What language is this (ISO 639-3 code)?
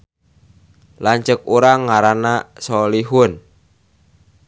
sun